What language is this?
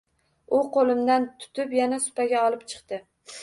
Uzbek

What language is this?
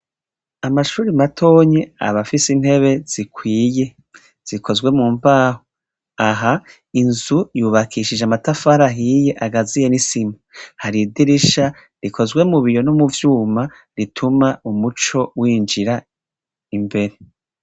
Rundi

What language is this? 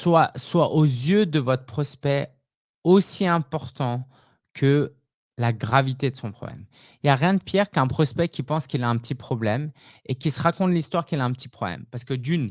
French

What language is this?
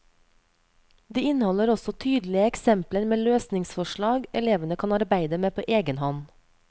Norwegian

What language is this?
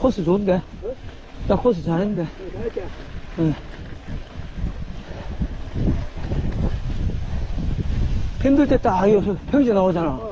Korean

